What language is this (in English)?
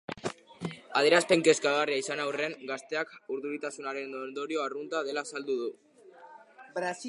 Basque